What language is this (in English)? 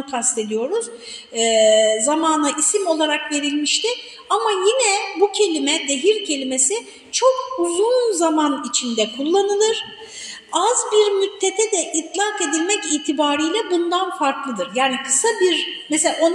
Turkish